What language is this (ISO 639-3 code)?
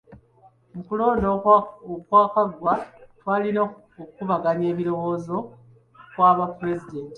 lug